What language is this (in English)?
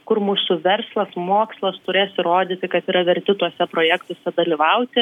Lithuanian